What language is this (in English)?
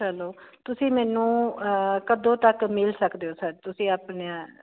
Punjabi